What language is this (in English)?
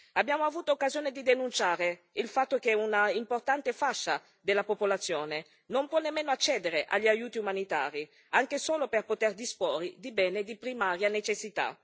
Italian